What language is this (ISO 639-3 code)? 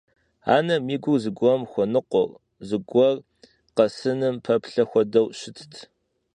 kbd